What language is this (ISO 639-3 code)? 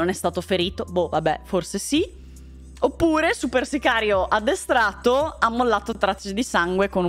ita